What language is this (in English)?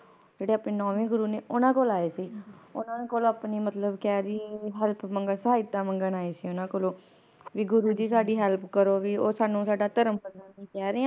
Punjabi